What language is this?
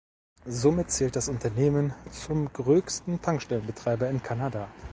German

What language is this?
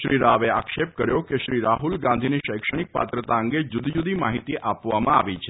Gujarati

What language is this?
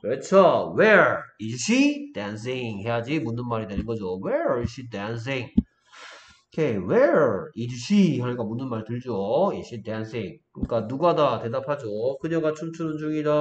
Korean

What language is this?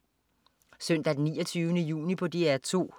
Danish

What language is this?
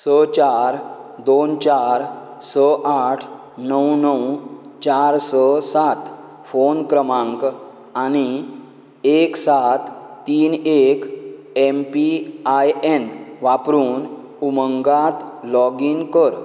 Konkani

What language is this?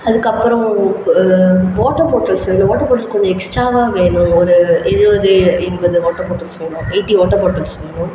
Tamil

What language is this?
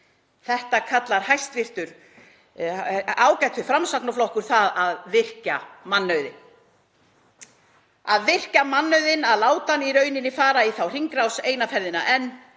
Icelandic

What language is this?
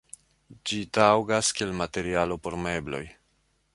Esperanto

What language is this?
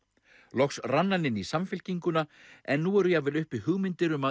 Icelandic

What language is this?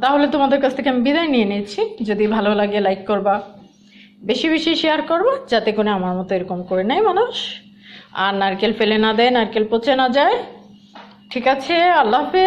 Romanian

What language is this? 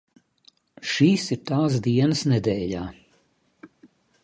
Latvian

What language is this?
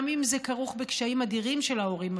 Hebrew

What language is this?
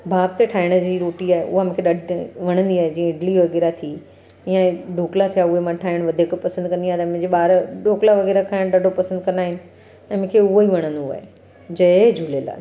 Sindhi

